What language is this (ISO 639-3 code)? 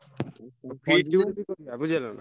ori